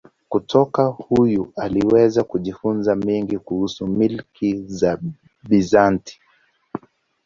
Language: Swahili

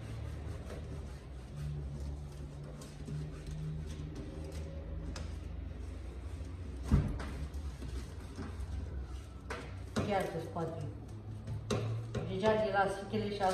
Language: Romanian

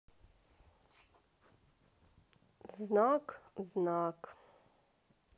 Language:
Russian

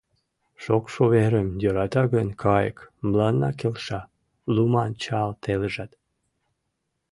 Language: Mari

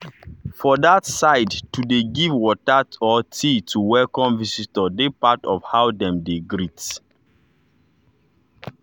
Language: Nigerian Pidgin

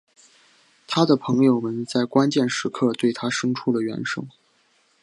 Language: Chinese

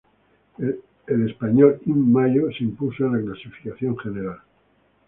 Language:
Spanish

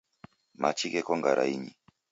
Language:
Taita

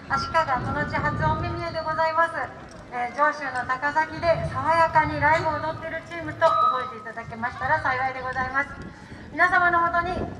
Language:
Japanese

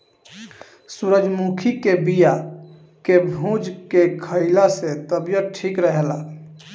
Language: Bhojpuri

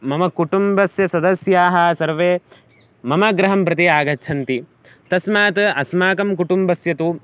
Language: Sanskrit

